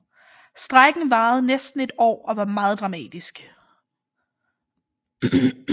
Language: Danish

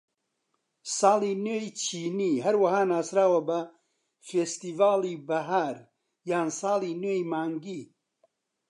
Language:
Central Kurdish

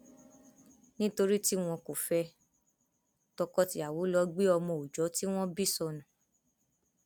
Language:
Yoruba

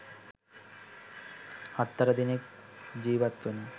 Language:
Sinhala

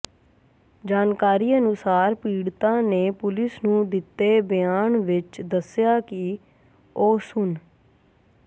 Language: Punjabi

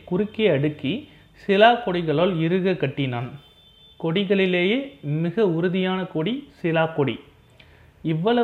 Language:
Tamil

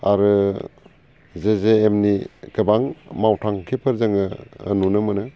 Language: Bodo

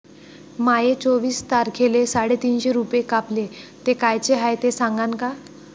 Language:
Marathi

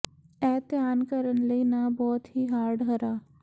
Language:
Punjabi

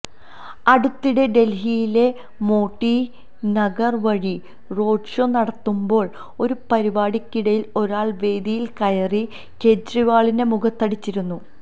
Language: Malayalam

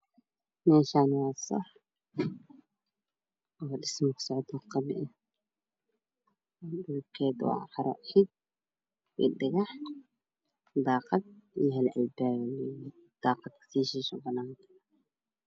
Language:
Somali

